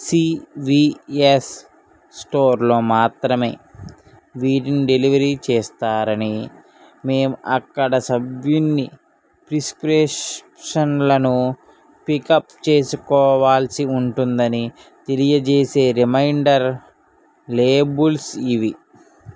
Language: Telugu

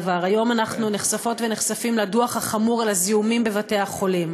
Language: Hebrew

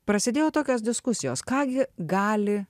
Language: Lithuanian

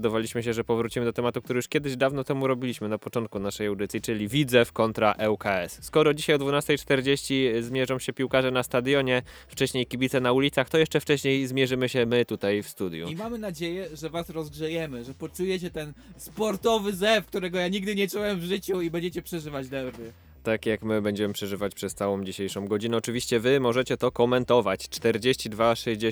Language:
Polish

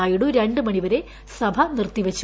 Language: Malayalam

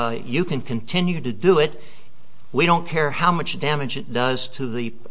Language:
English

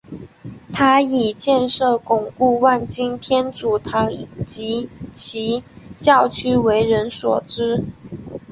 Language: Chinese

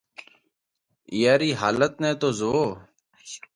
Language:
Parkari Koli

